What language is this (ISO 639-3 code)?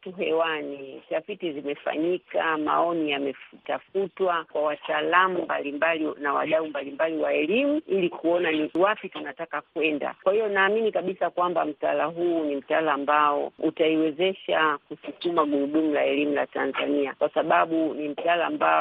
swa